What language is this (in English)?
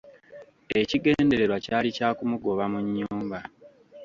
Ganda